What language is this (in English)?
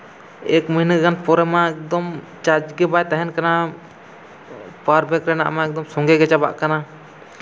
Santali